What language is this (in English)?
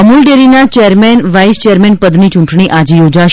Gujarati